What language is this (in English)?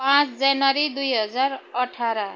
Nepali